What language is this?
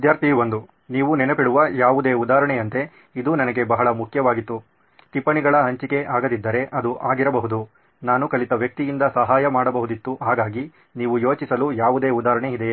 Kannada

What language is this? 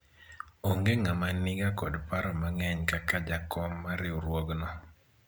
Luo (Kenya and Tanzania)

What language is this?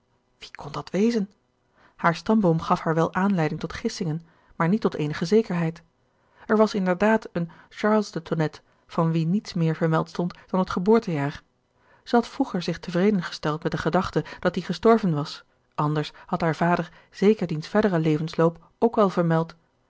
Dutch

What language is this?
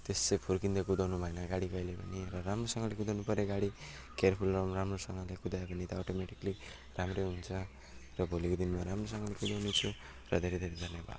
Nepali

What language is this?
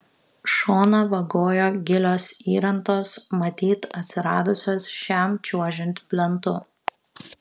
Lithuanian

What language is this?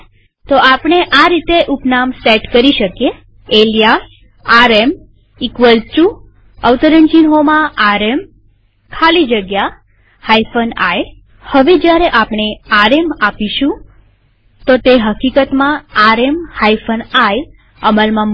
Gujarati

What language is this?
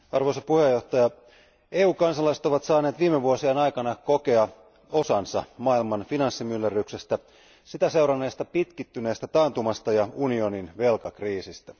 Finnish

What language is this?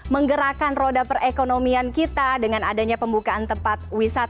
Indonesian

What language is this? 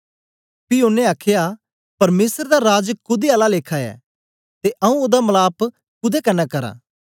Dogri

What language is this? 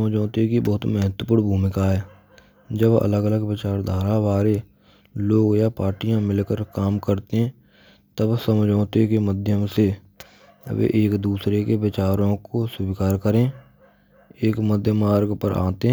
Braj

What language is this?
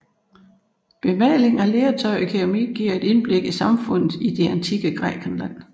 Danish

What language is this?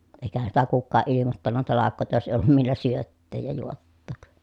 Finnish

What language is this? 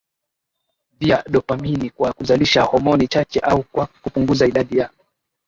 Swahili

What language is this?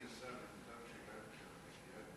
Hebrew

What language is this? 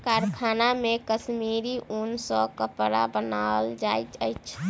Maithili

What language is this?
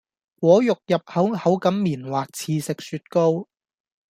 Cantonese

